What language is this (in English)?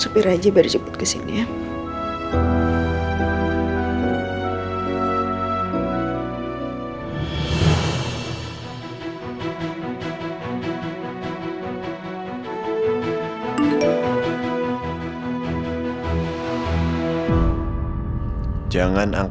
Indonesian